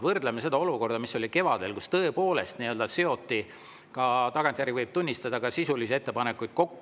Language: Estonian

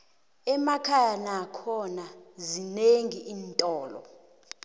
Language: South Ndebele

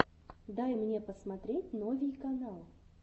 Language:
Russian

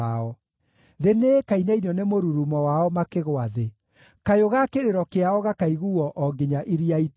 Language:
Kikuyu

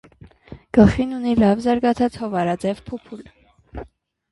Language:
Armenian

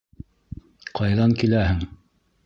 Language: Bashkir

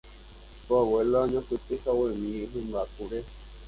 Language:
Guarani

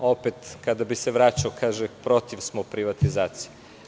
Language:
Serbian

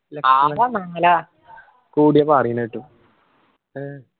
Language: Malayalam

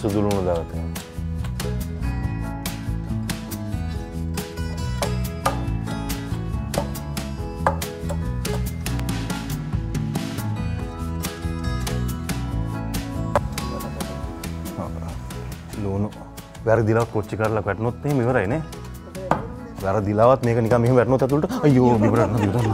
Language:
Indonesian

